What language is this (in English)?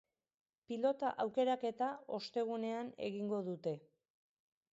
Basque